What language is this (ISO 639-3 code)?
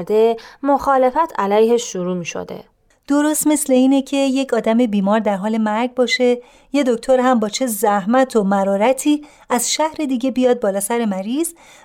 fas